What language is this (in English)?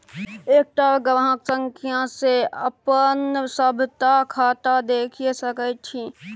Maithili